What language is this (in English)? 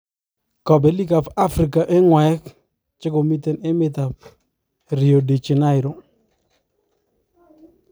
Kalenjin